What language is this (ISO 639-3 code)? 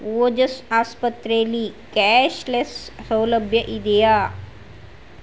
kan